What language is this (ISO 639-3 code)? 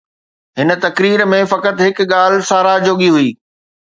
snd